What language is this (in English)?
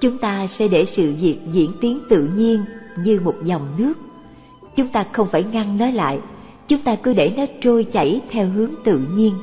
Vietnamese